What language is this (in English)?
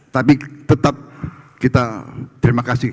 Indonesian